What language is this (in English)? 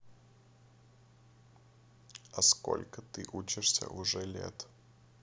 Russian